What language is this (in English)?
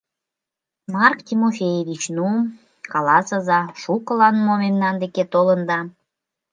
Mari